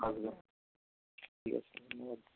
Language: Bangla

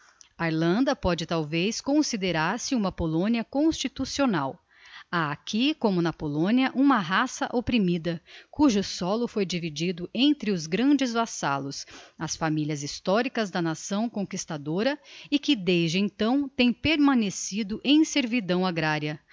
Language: Portuguese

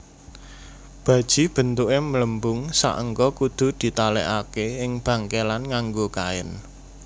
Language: Javanese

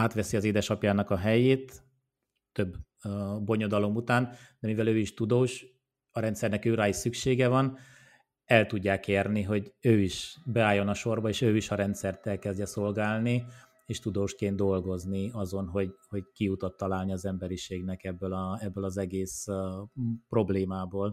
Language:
Hungarian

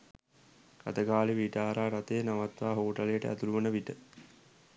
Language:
Sinhala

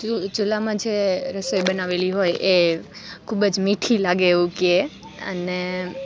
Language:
Gujarati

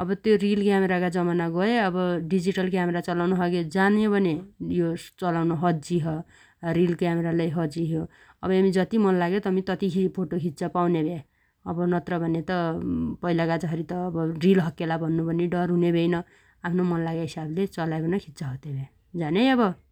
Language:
Dotyali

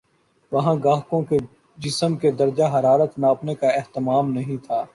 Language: Urdu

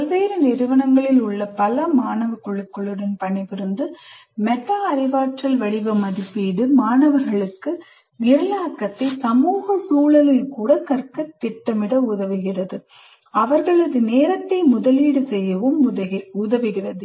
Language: Tamil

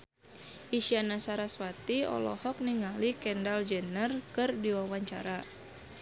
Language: Sundanese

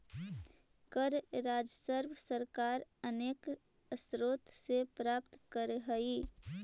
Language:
Magahi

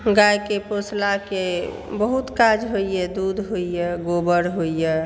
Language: Maithili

